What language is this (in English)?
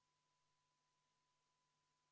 Estonian